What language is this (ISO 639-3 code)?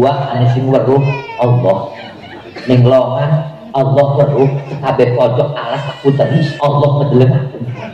ind